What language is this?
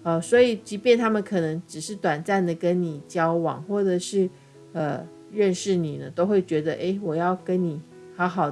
Chinese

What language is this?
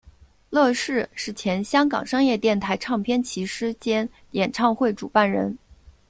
Chinese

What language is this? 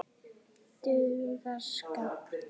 Icelandic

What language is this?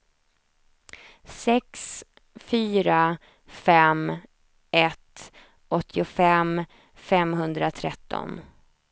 Swedish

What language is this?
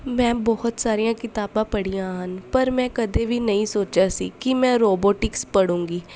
Punjabi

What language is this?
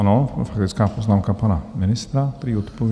Czech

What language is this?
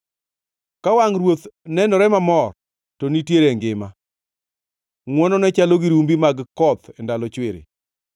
Luo (Kenya and Tanzania)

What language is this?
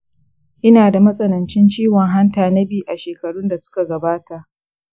Hausa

